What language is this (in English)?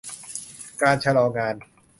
Thai